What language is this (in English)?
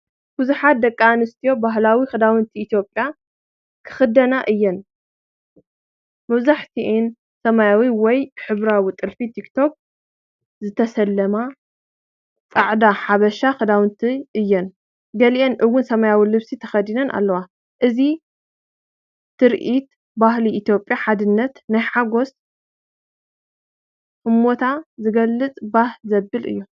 Tigrinya